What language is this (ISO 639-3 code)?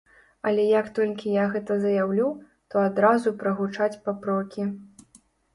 bel